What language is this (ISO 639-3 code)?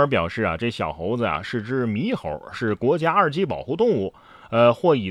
zho